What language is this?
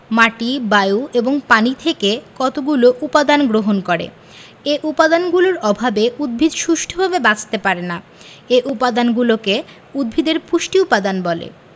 Bangla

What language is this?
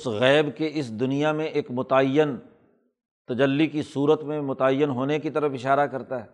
Urdu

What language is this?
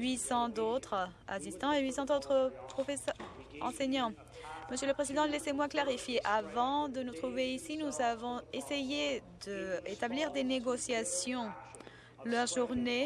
French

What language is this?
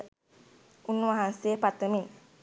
Sinhala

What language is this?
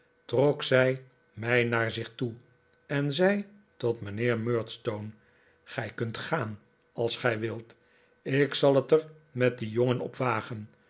Dutch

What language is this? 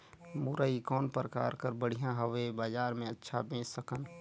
Chhattisgarhi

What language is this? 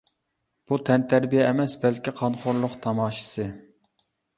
Uyghur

